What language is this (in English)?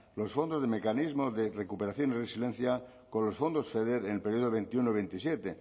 Spanish